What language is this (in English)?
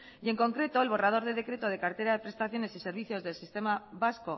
Spanish